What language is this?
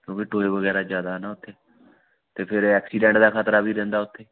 Punjabi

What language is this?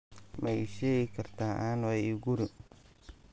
Somali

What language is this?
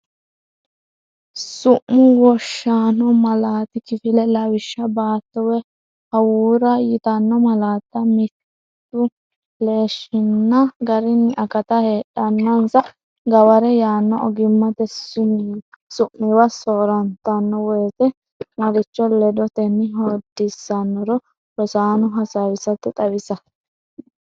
Sidamo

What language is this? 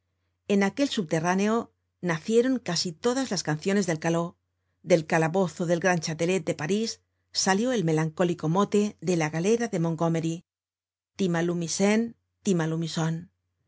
Spanish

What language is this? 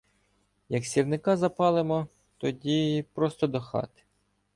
Ukrainian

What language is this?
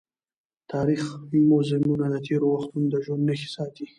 Pashto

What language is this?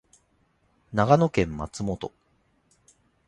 Japanese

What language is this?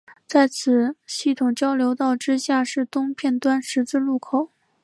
Chinese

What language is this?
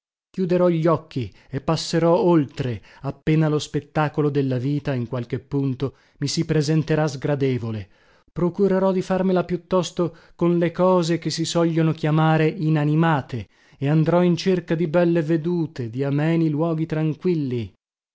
Italian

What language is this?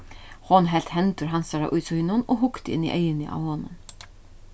Faroese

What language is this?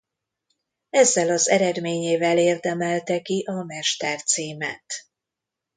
Hungarian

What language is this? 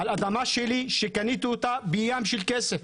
Hebrew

